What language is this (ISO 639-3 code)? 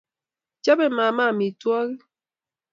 kln